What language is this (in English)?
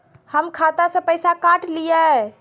Maithili